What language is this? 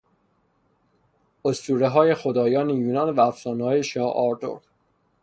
Persian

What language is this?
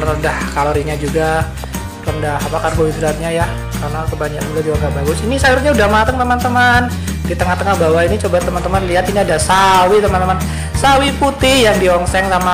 Indonesian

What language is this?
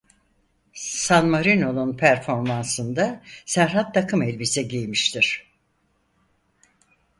Turkish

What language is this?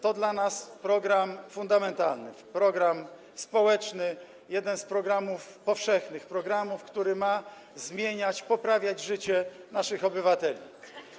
Polish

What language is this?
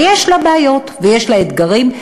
Hebrew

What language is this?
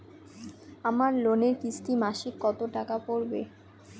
Bangla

